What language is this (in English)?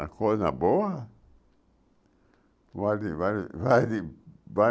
Portuguese